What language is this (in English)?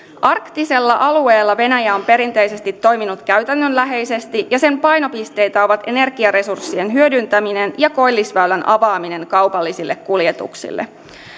Finnish